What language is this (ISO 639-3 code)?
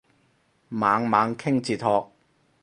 yue